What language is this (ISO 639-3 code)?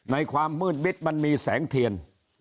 tha